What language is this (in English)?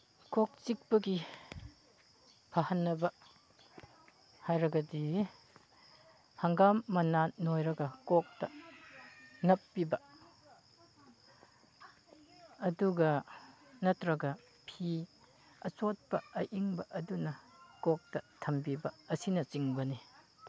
Manipuri